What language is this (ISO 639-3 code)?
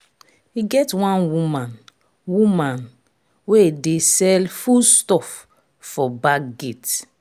pcm